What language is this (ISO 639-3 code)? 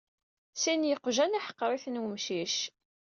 kab